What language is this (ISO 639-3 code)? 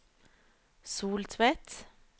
nor